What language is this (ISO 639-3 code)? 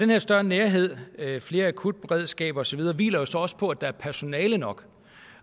dan